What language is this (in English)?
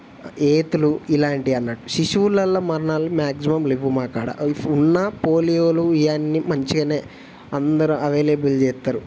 Telugu